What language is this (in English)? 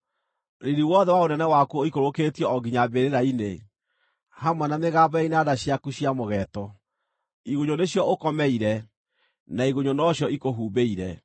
Kikuyu